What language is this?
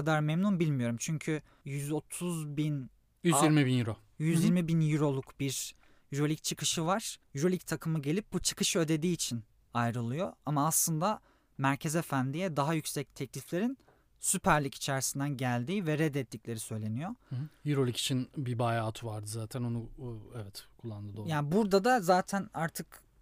Turkish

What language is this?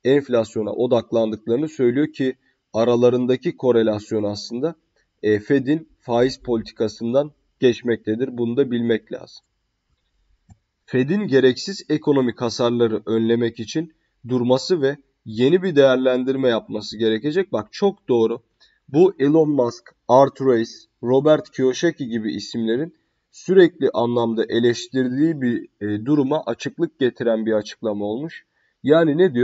Turkish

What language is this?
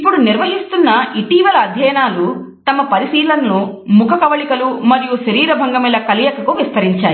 Telugu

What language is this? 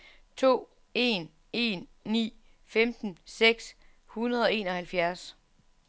Danish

